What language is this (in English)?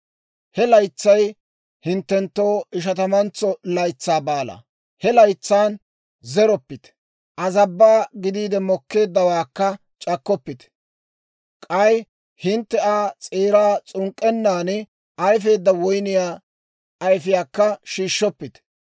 Dawro